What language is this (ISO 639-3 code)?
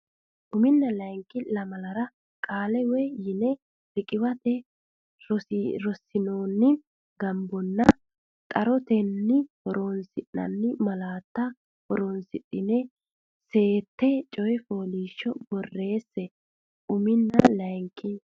sid